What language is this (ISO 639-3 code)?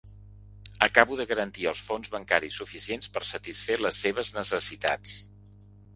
cat